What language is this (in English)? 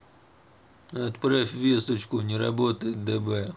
Russian